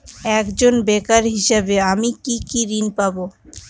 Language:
Bangla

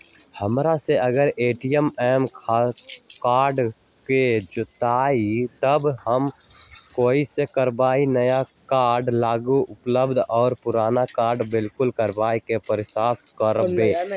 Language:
Magahi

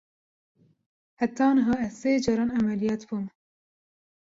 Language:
Kurdish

